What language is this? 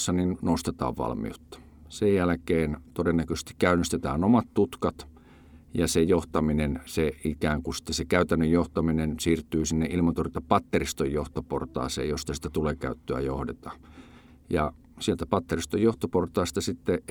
Finnish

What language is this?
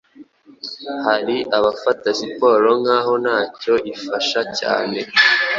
Kinyarwanda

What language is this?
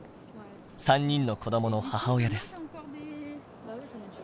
Japanese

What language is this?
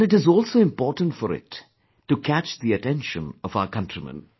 English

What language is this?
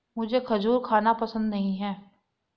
Hindi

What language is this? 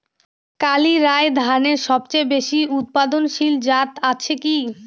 Bangla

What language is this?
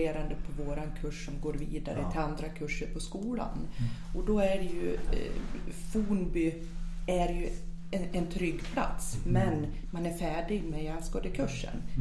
Swedish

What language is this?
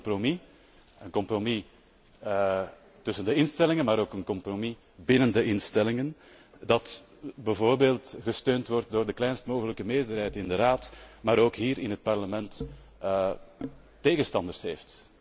Dutch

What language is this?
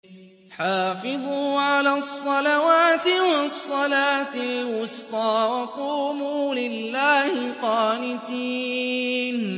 Arabic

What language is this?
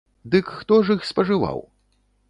Belarusian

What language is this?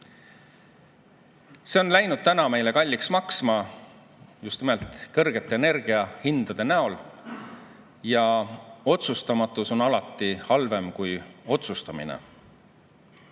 Estonian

